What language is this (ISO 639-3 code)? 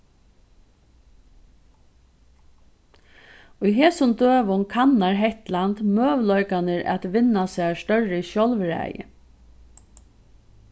fao